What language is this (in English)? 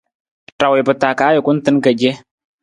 Nawdm